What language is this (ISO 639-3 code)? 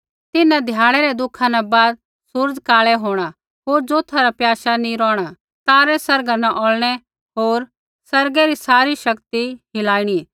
kfx